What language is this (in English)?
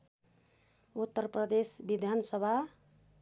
Nepali